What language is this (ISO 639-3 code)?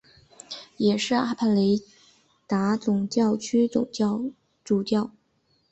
zho